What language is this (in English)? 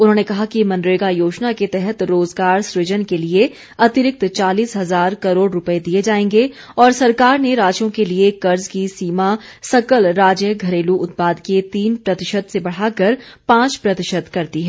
Hindi